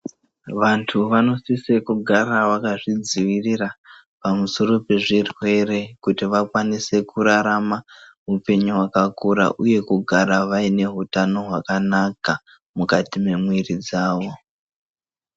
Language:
Ndau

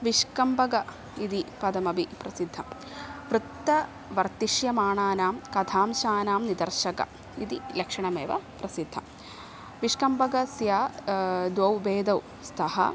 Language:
Sanskrit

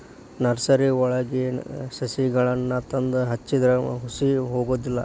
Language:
Kannada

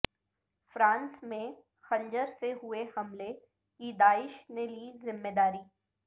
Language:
Urdu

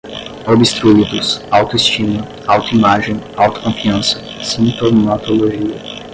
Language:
Portuguese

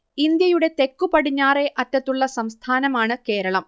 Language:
Malayalam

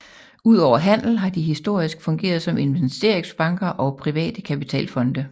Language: Danish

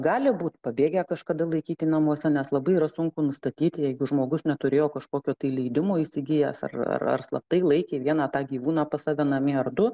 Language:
Lithuanian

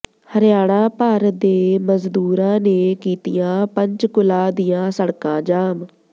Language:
Punjabi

